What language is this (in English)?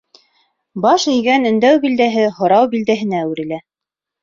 Bashkir